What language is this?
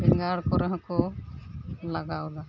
Santali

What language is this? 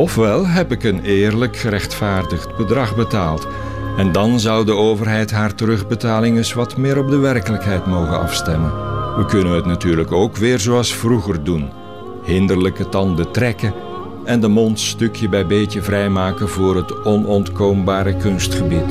Dutch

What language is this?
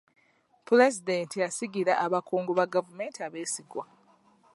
Ganda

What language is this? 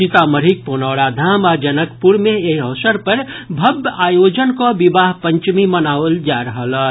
Maithili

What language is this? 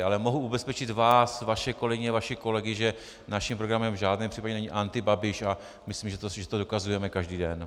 Czech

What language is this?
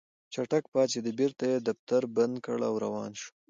Pashto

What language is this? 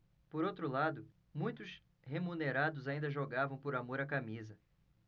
Portuguese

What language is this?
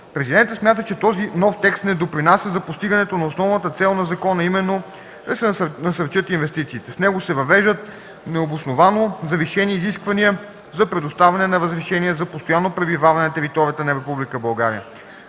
Bulgarian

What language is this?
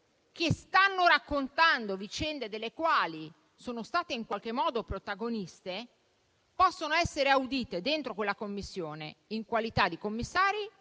Italian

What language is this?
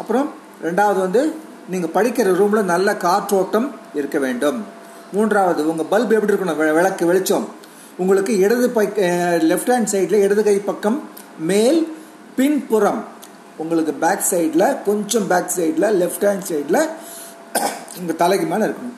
Tamil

